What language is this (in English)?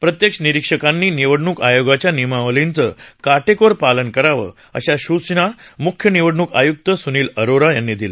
Marathi